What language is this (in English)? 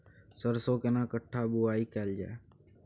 Maithili